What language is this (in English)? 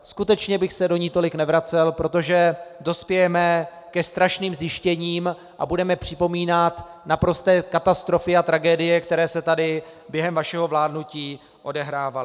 Czech